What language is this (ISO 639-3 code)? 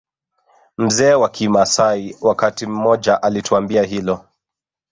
swa